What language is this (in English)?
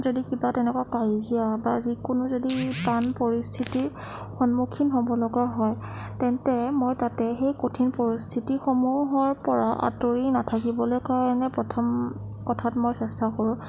Assamese